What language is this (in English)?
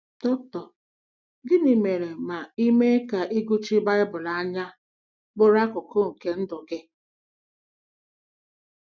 Igbo